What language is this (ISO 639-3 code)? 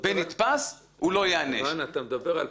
heb